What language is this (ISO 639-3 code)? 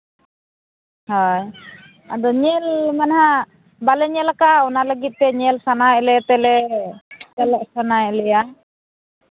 sat